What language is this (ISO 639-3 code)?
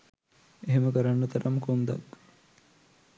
sin